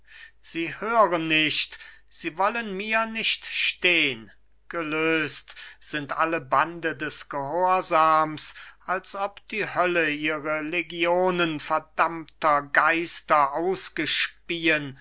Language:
German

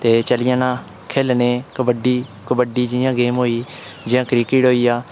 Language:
Dogri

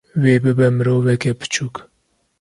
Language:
Kurdish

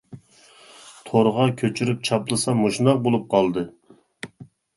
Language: Uyghur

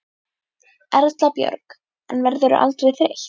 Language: Icelandic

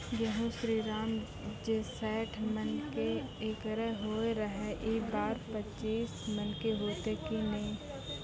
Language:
Maithili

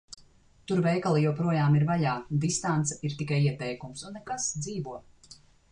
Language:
Latvian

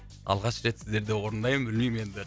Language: Kazakh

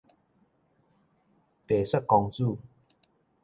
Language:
Min Nan Chinese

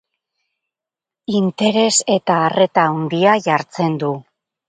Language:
Basque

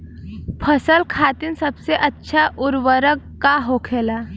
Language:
Bhojpuri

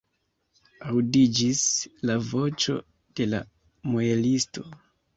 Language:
Esperanto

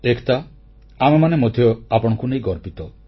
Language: Odia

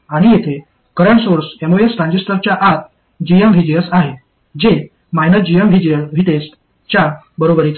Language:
Marathi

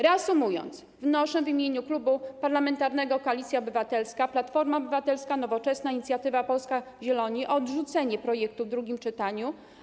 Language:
Polish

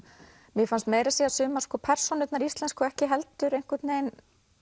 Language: Icelandic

